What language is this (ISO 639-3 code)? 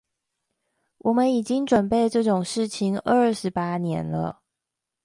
zho